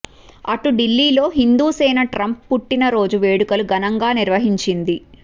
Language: Telugu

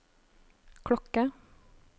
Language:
Norwegian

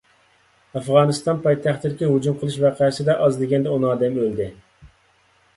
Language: Uyghur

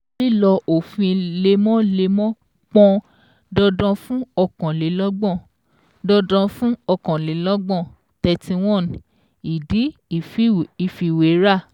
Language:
Yoruba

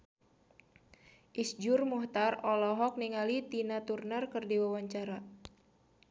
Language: Sundanese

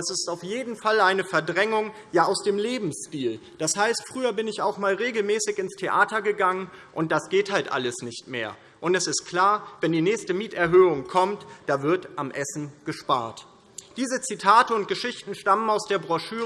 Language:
German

